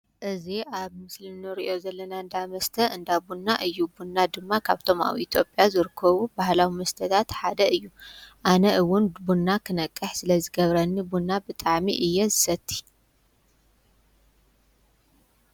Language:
Tigrinya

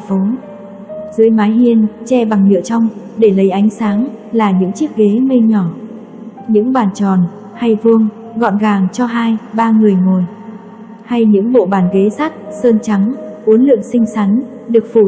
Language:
Vietnamese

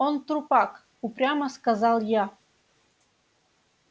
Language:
Russian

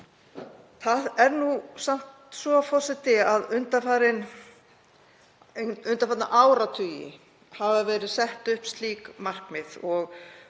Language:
Icelandic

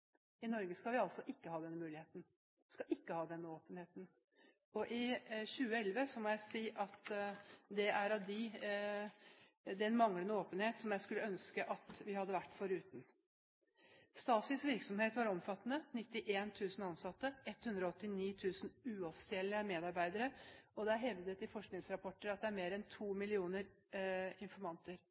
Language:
Norwegian Bokmål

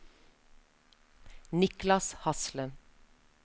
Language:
Norwegian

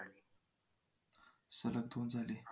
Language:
Marathi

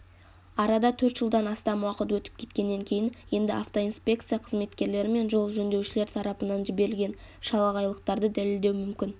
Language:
Kazakh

